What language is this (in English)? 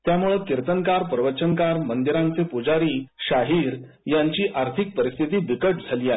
Marathi